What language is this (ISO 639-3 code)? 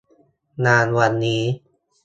tha